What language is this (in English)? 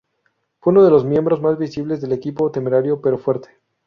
Spanish